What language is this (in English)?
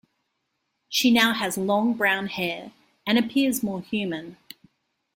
English